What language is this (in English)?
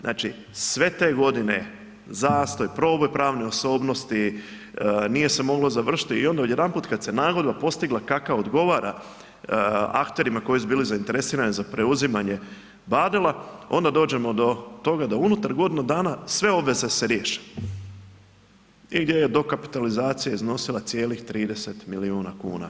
Croatian